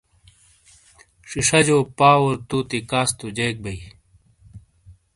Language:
Shina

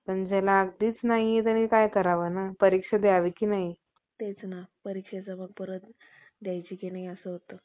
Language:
Marathi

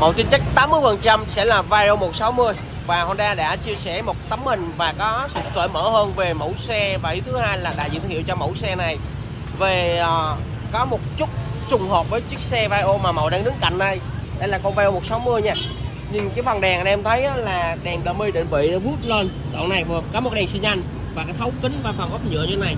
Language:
Vietnamese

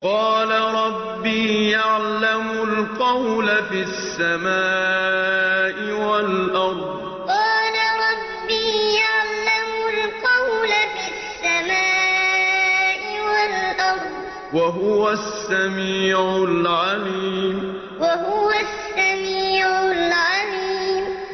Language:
Arabic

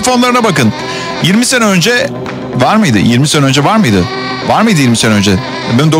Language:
Turkish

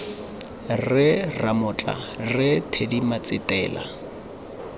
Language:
Tswana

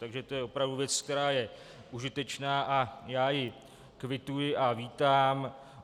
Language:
Czech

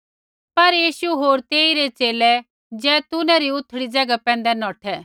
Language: Kullu Pahari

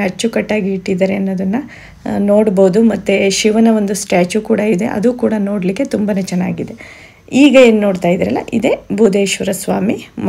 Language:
Kannada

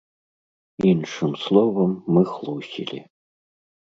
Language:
Belarusian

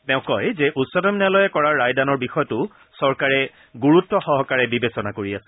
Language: Assamese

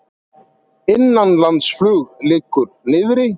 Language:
Icelandic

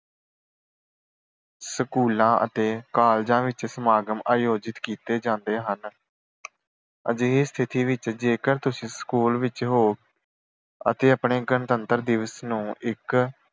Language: Punjabi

